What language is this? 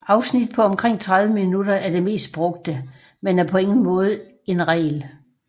Danish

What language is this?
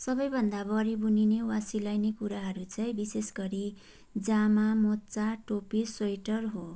Nepali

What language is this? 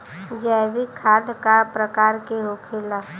Bhojpuri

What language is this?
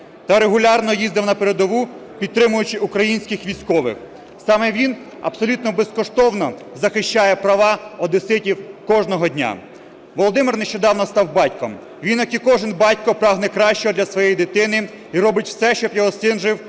Ukrainian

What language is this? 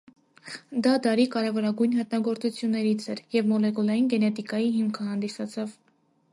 Armenian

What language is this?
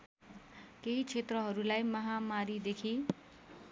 Nepali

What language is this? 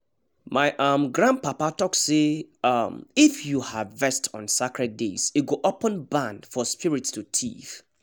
Nigerian Pidgin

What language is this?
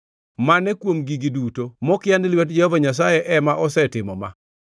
Luo (Kenya and Tanzania)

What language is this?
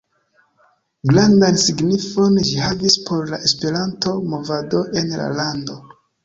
Esperanto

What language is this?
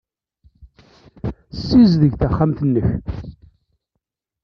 Kabyle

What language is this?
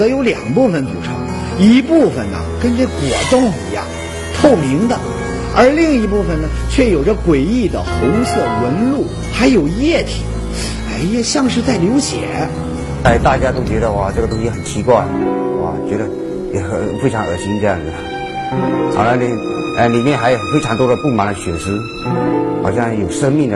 Chinese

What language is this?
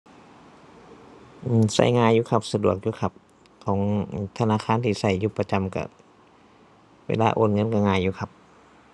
Thai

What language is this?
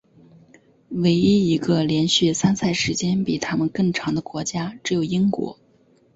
Chinese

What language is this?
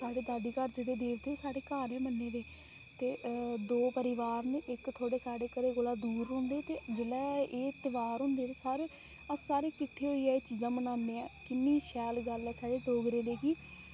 Dogri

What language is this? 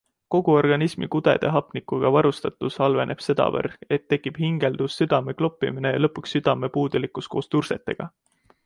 Estonian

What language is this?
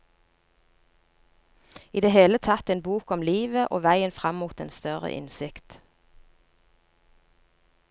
Norwegian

